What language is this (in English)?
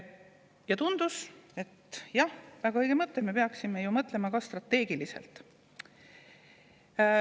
Estonian